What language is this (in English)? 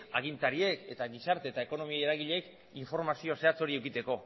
Basque